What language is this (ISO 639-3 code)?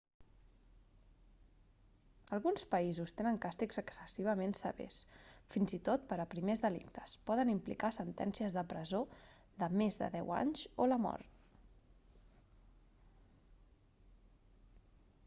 cat